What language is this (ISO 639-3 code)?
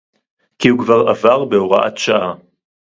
heb